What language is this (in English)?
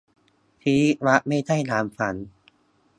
Thai